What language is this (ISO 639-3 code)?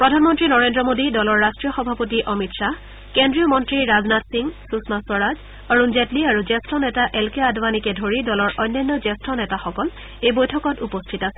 asm